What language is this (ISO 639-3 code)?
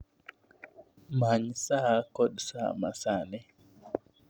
luo